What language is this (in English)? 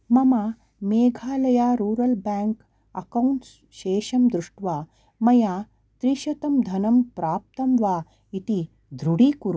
Sanskrit